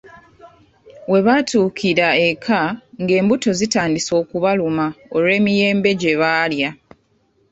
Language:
Ganda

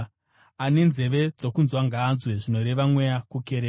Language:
Shona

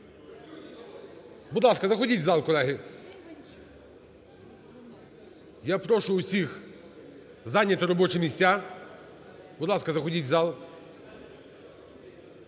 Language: Ukrainian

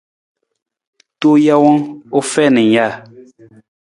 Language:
Nawdm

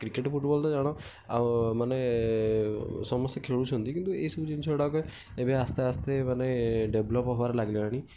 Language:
Odia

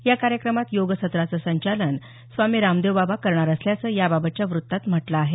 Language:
Marathi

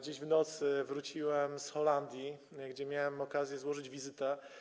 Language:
Polish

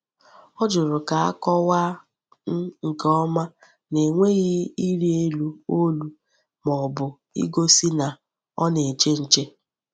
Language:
Igbo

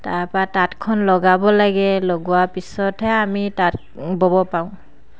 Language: Assamese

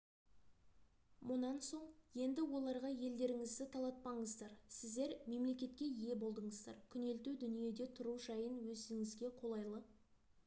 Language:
Kazakh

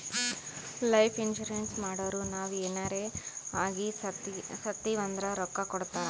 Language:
Kannada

